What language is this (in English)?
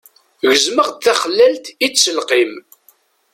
Kabyle